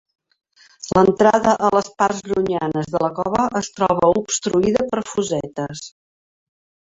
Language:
Catalan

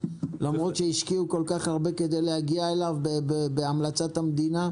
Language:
Hebrew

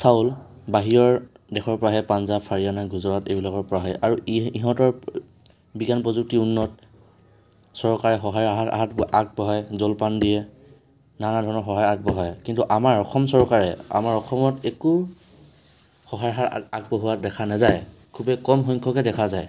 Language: Assamese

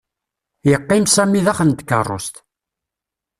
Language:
Kabyle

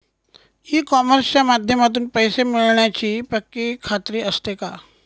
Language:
Marathi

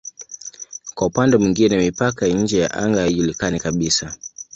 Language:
Swahili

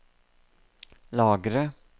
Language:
Norwegian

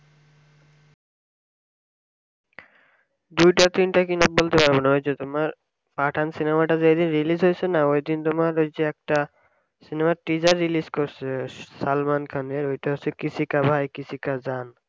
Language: Bangla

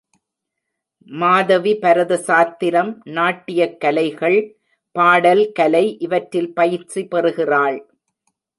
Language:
Tamil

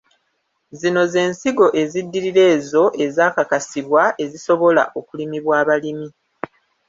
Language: Ganda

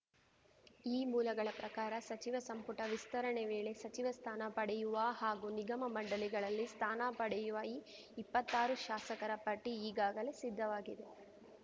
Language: Kannada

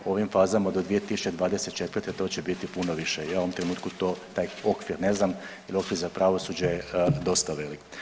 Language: Croatian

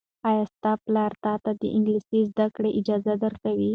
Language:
Pashto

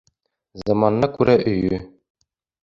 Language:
Bashkir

